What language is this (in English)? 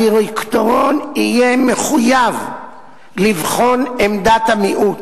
Hebrew